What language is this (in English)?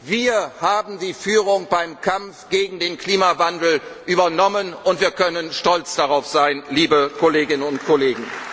German